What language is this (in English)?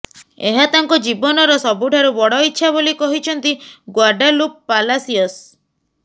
Odia